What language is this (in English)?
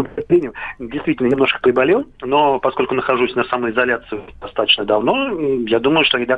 Russian